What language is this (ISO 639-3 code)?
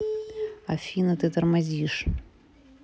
rus